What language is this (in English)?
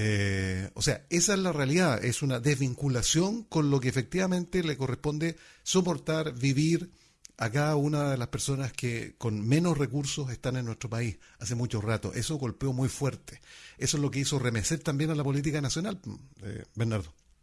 Spanish